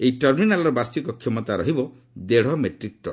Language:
Odia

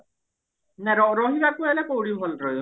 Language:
Odia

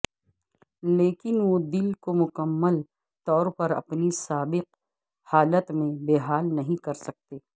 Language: Urdu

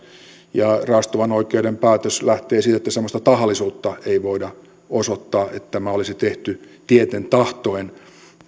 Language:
Finnish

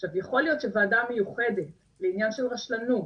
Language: Hebrew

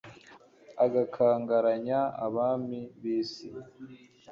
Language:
Kinyarwanda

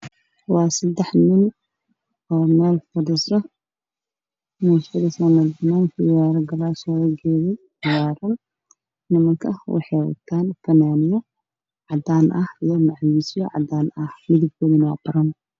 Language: Somali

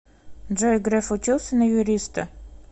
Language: Russian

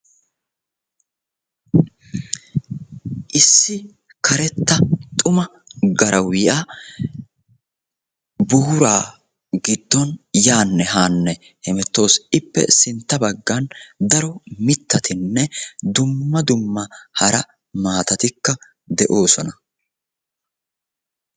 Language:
Wolaytta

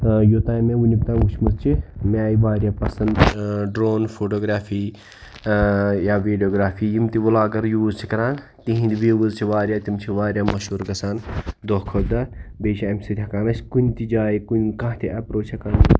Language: Kashmiri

